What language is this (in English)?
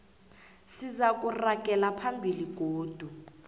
South Ndebele